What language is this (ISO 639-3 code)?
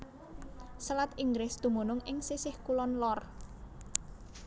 jav